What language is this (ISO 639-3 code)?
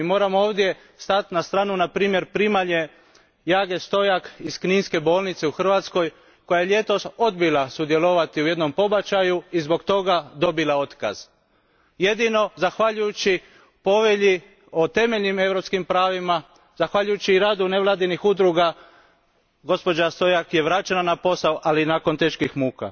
hrv